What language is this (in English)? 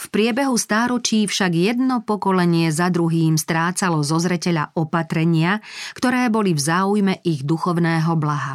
Slovak